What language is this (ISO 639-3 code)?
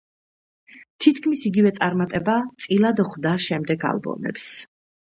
kat